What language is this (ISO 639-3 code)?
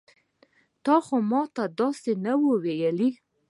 pus